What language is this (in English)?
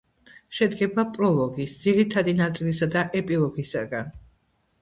Georgian